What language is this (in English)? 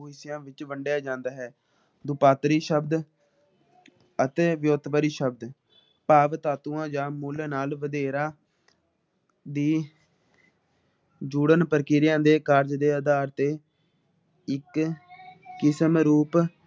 Punjabi